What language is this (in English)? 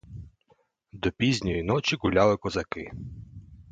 Ukrainian